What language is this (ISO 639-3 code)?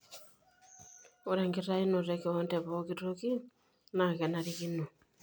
mas